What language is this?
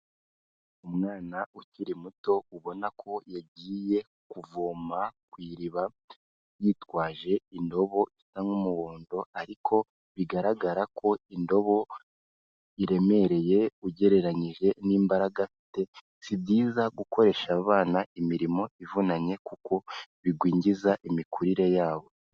Kinyarwanda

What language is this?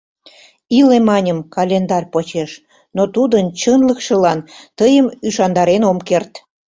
Mari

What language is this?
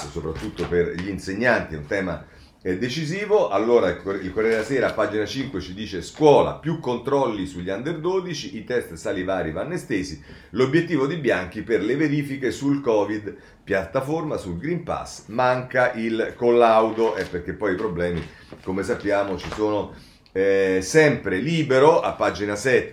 Italian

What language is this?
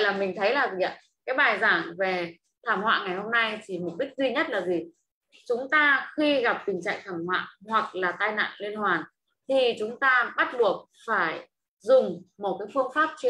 Vietnamese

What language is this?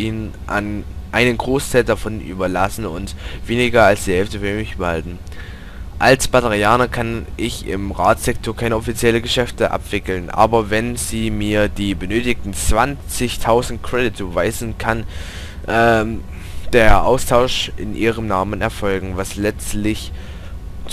German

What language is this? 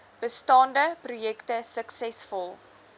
Afrikaans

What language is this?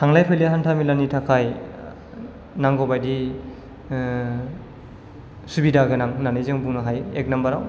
Bodo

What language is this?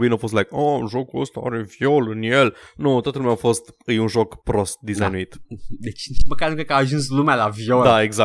Romanian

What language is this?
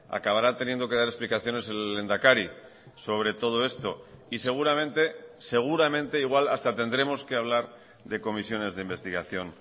Spanish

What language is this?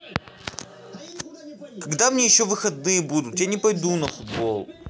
Russian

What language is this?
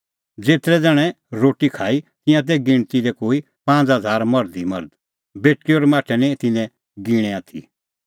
Kullu Pahari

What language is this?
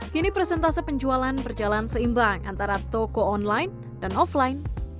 Indonesian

